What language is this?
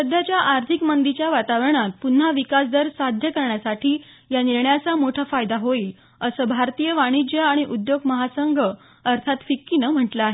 Marathi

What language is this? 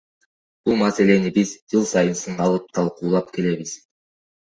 Kyrgyz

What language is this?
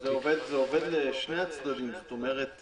Hebrew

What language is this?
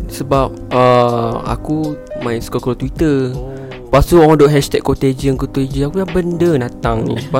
Malay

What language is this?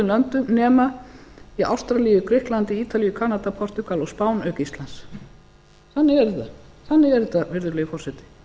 Icelandic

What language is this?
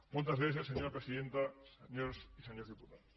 Catalan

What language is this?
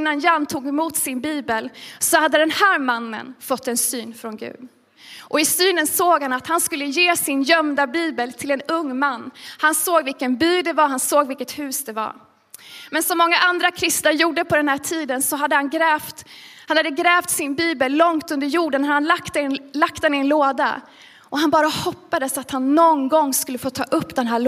Swedish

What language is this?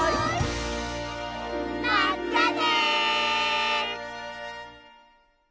Japanese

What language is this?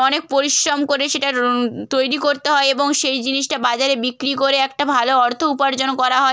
Bangla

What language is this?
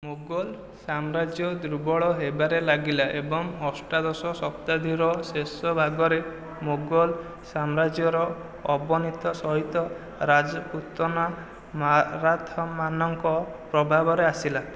Odia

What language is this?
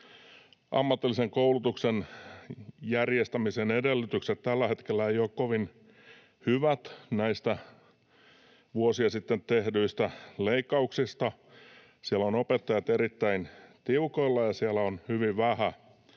Finnish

